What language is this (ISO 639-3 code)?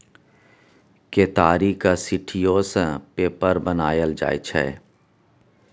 mai